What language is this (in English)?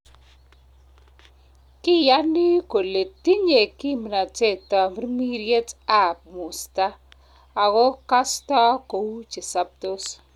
Kalenjin